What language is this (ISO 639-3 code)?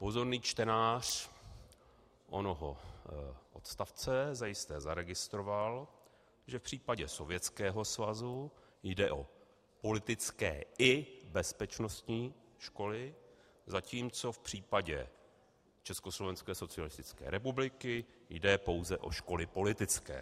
ces